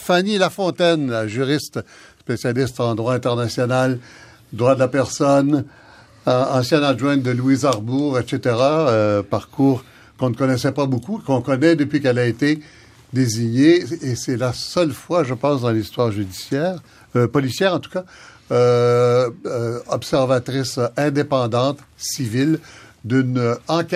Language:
French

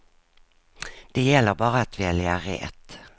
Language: Swedish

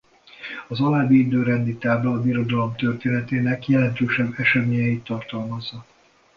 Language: Hungarian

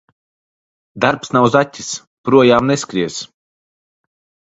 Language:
Latvian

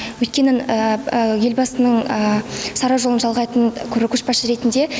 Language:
Kazakh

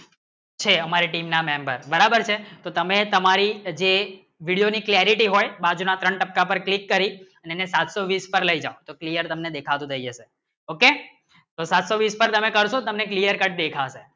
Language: Gujarati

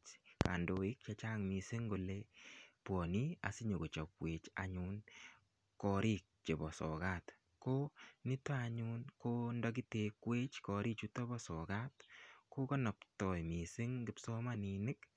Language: Kalenjin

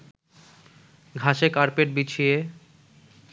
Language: Bangla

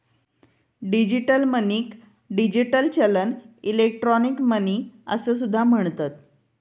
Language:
Marathi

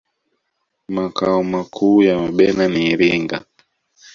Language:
Swahili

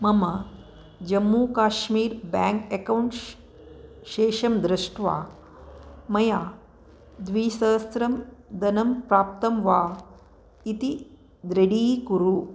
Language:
Sanskrit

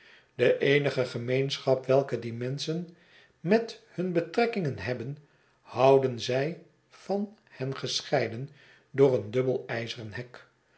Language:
Dutch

